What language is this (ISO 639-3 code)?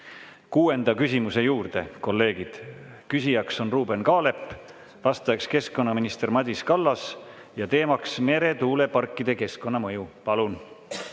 est